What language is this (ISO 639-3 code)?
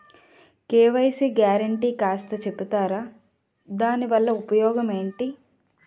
tel